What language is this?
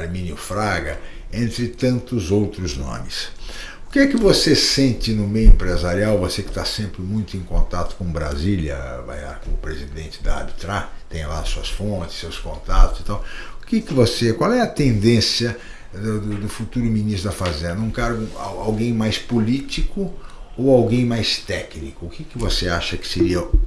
Portuguese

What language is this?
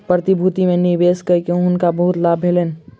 Maithili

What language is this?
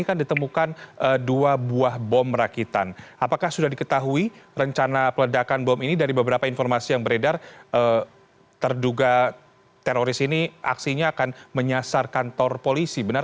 Indonesian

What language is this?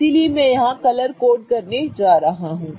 Hindi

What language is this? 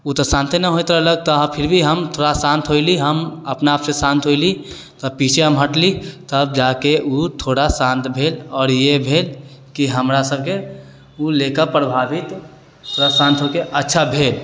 Maithili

